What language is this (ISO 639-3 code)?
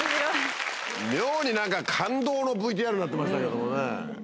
jpn